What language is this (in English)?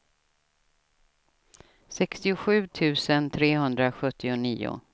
Swedish